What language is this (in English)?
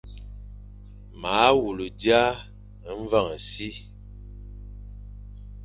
Fang